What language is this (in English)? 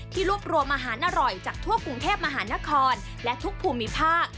Thai